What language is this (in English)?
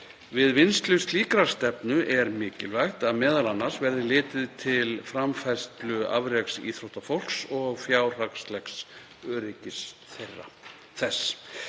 Icelandic